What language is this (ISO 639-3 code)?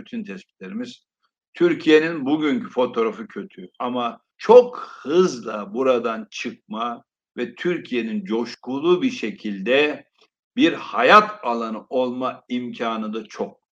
tur